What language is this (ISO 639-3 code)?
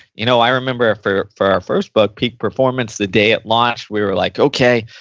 eng